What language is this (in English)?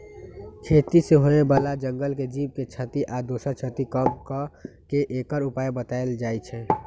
Magahi